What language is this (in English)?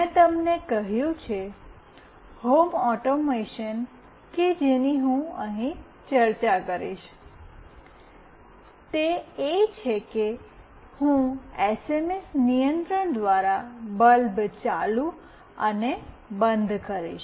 Gujarati